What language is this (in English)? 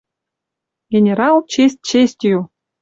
Western Mari